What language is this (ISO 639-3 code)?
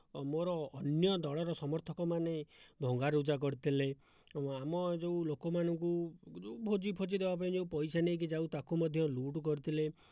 ori